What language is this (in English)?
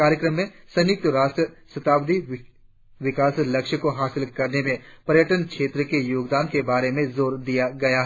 Hindi